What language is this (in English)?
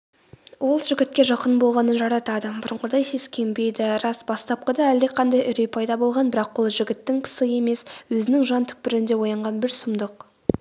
Kazakh